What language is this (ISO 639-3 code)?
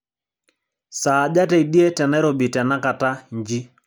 mas